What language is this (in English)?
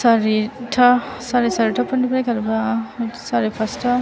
Bodo